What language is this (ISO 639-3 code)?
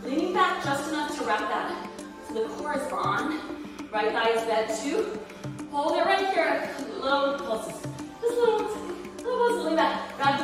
eng